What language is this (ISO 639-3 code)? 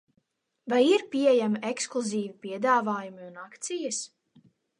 lav